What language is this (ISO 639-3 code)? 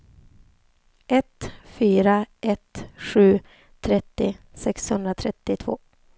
swe